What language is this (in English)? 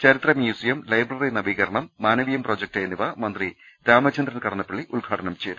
Malayalam